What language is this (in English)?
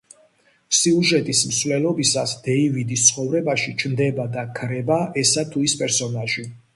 Georgian